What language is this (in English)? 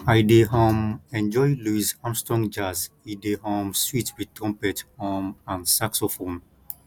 Nigerian Pidgin